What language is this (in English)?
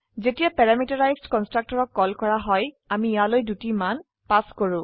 Assamese